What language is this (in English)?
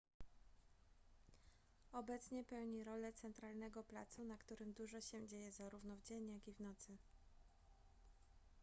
Polish